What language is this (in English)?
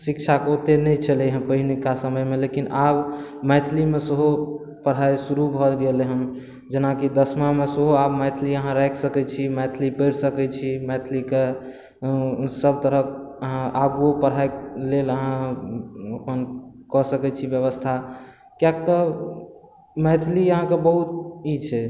Maithili